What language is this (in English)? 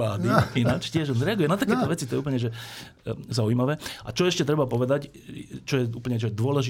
Slovak